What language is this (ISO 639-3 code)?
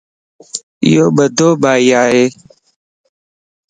lss